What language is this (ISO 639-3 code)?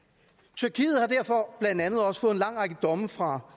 dan